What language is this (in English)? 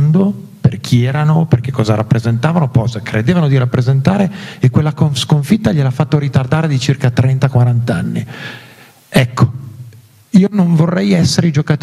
Italian